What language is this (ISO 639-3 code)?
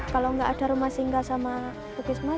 ind